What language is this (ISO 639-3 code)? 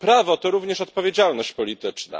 pol